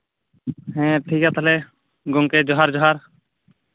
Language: Santali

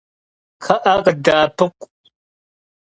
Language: Kabardian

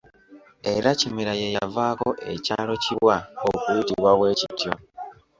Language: Ganda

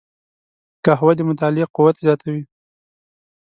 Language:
Pashto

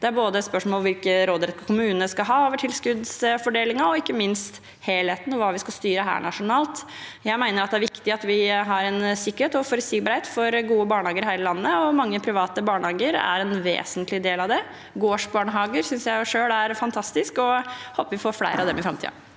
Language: Norwegian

